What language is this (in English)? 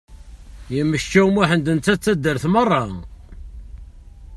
Kabyle